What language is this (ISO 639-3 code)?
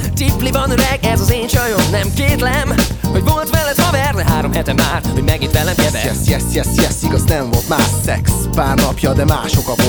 hun